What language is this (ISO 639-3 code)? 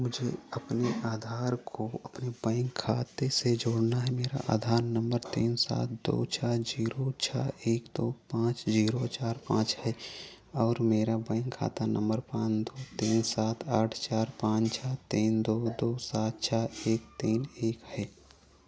hin